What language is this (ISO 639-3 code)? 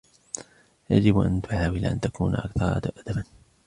ara